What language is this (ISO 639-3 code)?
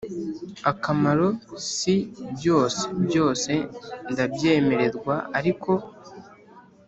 kin